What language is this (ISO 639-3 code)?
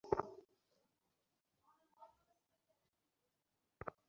ben